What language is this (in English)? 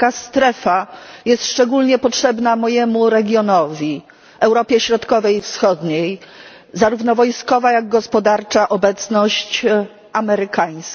Polish